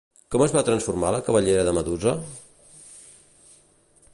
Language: Catalan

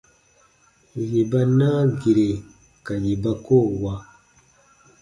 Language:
Baatonum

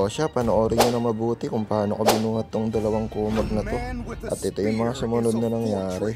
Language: Filipino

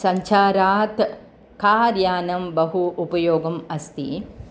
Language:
Sanskrit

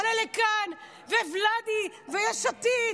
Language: Hebrew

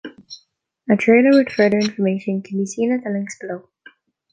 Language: English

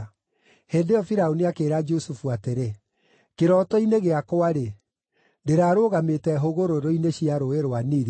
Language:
Kikuyu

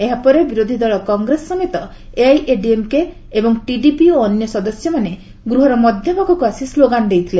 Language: Odia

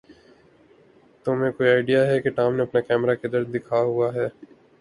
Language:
Urdu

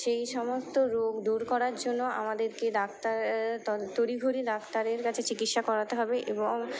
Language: Bangla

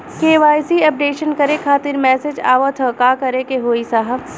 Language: Bhojpuri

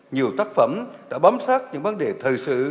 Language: Vietnamese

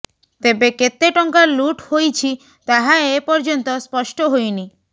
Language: Odia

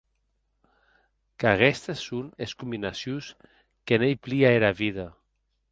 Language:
Occitan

